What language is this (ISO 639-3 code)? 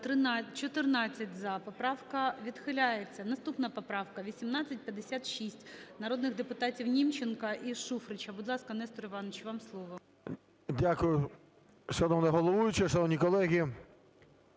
ukr